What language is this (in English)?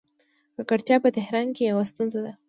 Pashto